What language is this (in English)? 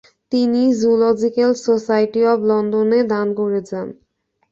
Bangla